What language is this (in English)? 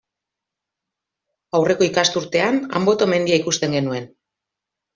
Basque